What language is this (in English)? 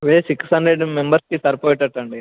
Telugu